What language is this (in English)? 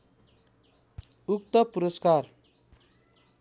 Nepali